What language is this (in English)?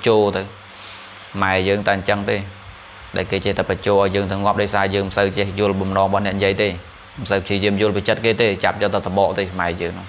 Vietnamese